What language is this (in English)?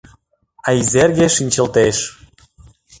Mari